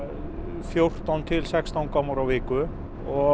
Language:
Icelandic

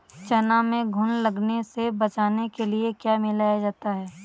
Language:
Hindi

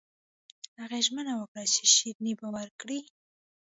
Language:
Pashto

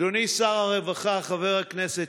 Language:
Hebrew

